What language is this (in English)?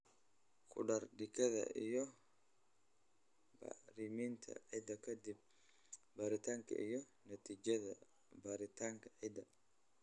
Somali